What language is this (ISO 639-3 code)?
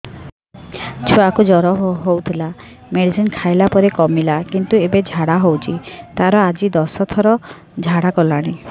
ori